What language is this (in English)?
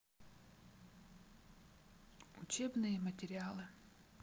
Russian